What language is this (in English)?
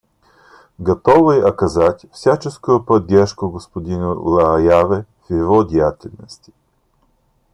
Russian